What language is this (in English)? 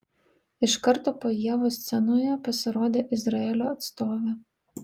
Lithuanian